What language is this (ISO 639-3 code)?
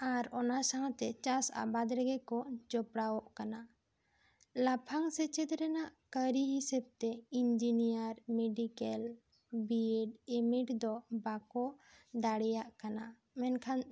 sat